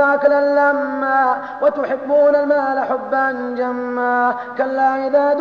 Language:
Arabic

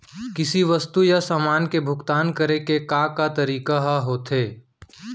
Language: Chhattisgarhi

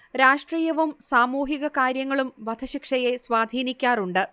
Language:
Malayalam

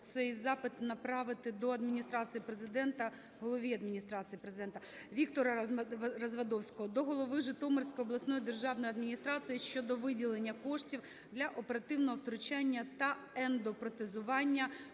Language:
Ukrainian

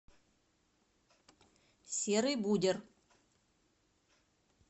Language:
Russian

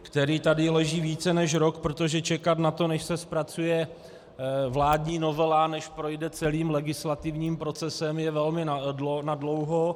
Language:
Czech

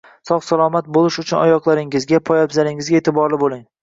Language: Uzbek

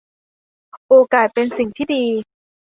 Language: Thai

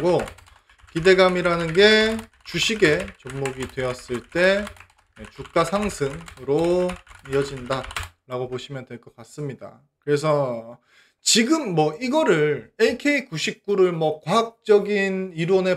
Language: Korean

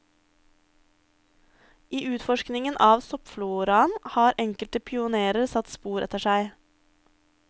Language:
Norwegian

